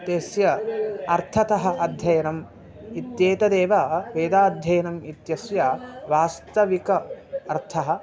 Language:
Sanskrit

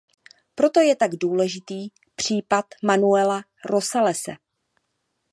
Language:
Czech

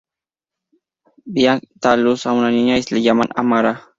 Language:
Spanish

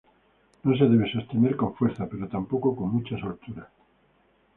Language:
Spanish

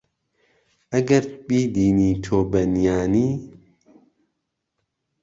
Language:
Central Kurdish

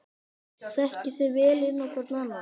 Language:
Icelandic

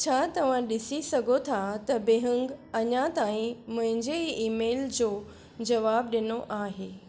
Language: Sindhi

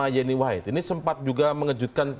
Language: Indonesian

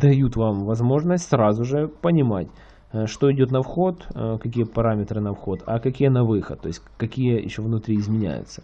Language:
Russian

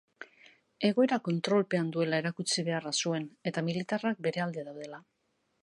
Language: Basque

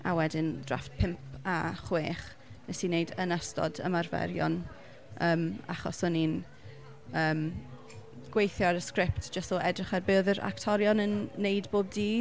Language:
Welsh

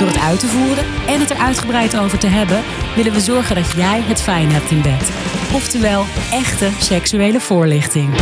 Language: Dutch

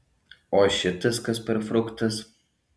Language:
Lithuanian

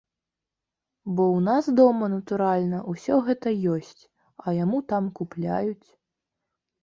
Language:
Belarusian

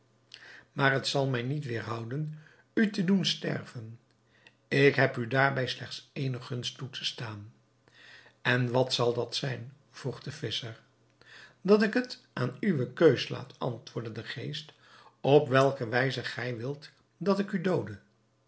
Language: Dutch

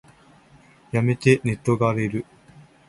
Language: Japanese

